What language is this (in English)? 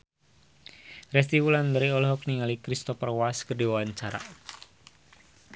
Sundanese